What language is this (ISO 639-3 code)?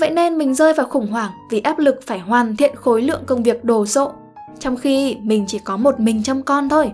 vie